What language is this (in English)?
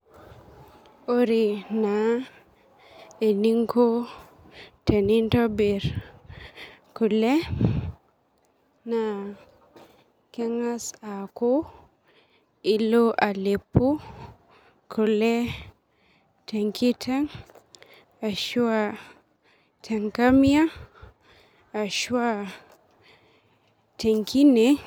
Masai